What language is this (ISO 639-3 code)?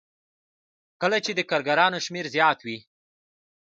pus